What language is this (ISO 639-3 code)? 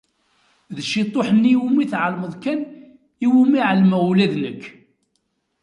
kab